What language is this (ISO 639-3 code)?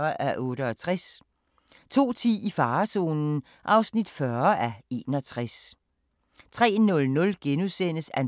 dan